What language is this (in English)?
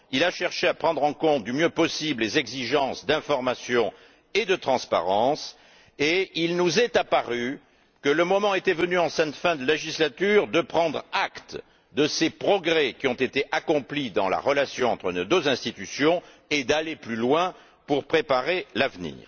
French